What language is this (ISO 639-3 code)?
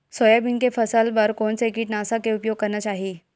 hne